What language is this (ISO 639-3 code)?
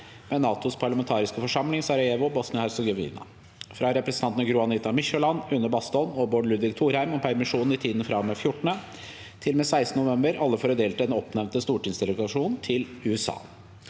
nor